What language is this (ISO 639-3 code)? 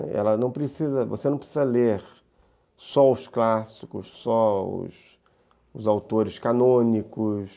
por